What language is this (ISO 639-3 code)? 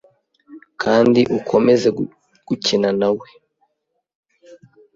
kin